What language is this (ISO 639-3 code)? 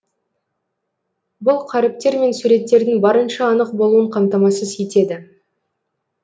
kaz